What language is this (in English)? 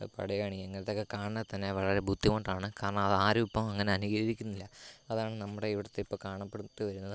Malayalam